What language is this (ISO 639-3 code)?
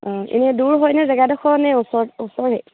asm